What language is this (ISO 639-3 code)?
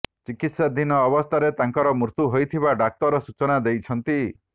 ori